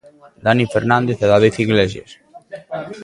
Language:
Galician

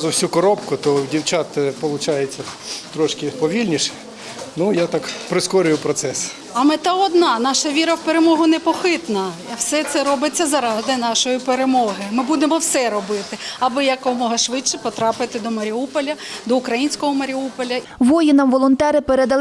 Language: Ukrainian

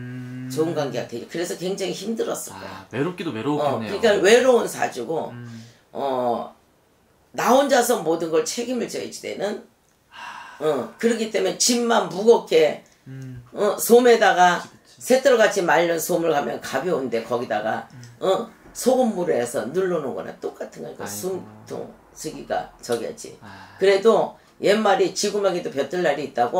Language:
Korean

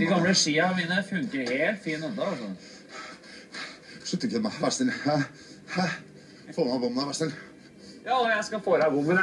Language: Norwegian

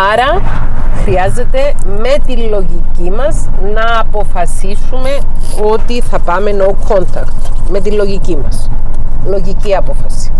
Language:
Greek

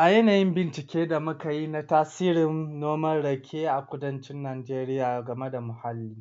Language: Hausa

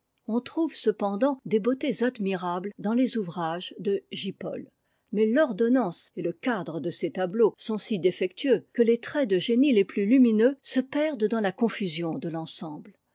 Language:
French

